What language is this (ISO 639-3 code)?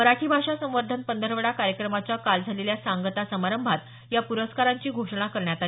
mar